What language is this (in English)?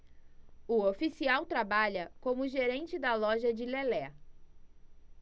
Portuguese